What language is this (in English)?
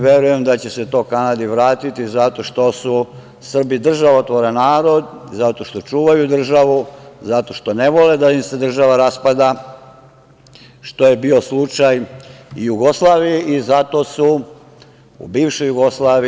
Serbian